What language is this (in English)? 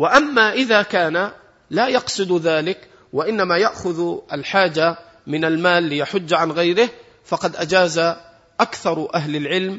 Arabic